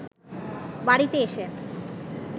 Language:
Bangla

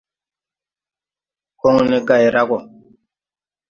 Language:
Tupuri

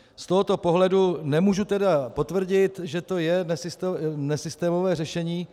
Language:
Czech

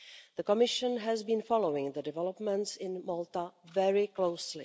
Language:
English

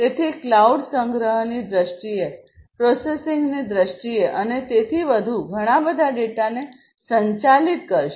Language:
Gujarati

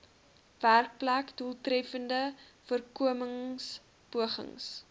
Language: Afrikaans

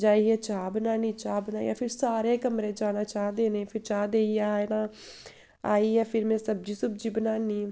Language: Dogri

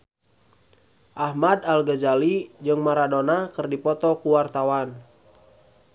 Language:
Sundanese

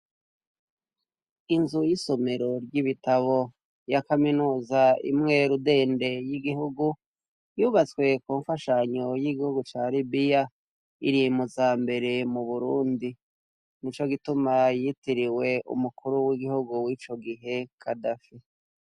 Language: Rundi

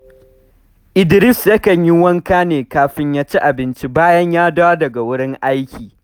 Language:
Hausa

